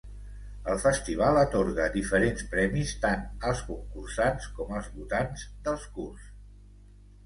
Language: Catalan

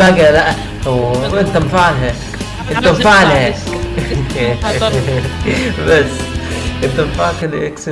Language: Arabic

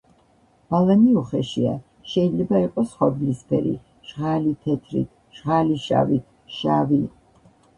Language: Georgian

